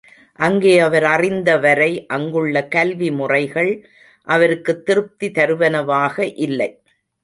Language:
Tamil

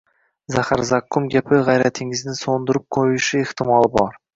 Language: Uzbek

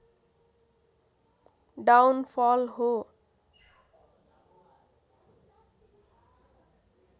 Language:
Nepali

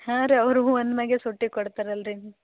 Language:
Kannada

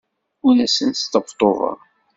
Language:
Kabyle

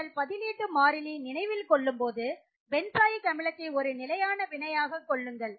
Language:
Tamil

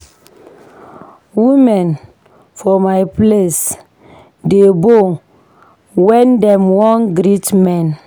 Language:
Nigerian Pidgin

